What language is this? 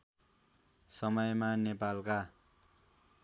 Nepali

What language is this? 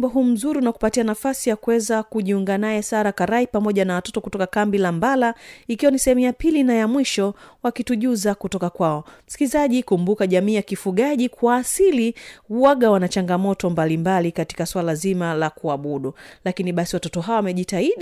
Swahili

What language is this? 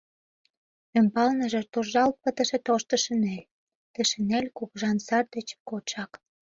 Mari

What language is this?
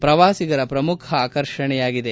Kannada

